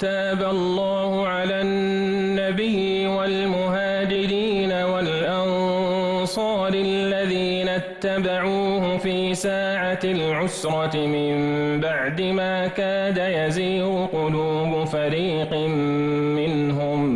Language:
Arabic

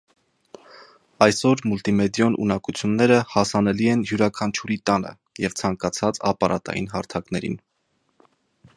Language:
Armenian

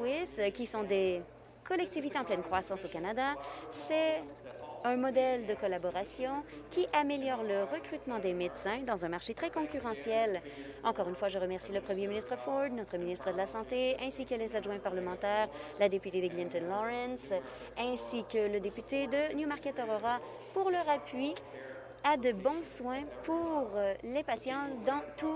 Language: French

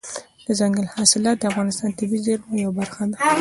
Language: Pashto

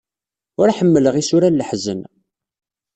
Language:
Kabyle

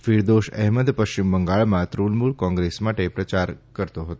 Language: Gujarati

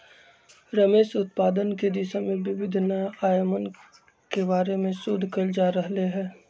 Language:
Magahi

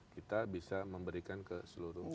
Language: Indonesian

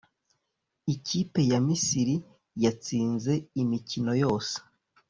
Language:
Kinyarwanda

